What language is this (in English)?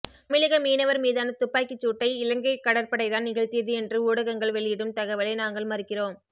Tamil